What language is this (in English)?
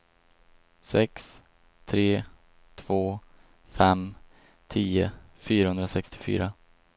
Swedish